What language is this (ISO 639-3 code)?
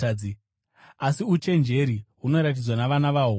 sna